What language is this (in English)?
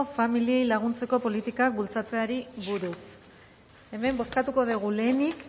Basque